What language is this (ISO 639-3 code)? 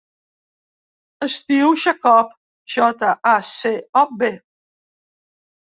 cat